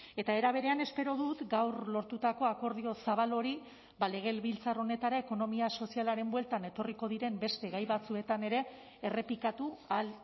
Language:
Basque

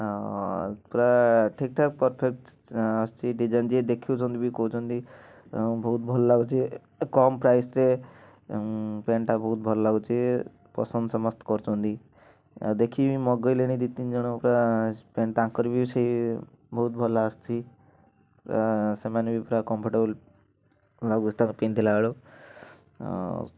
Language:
Odia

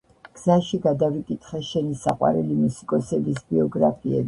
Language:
Georgian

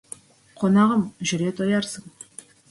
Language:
Kazakh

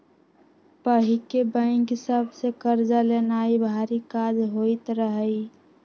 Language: Magahi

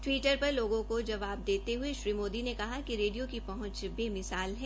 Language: Hindi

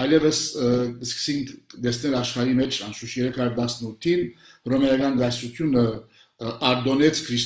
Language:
Turkish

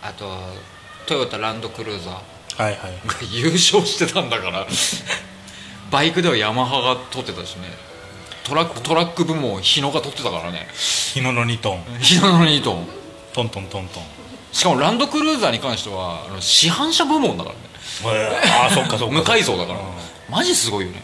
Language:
Japanese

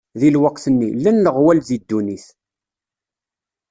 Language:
Kabyle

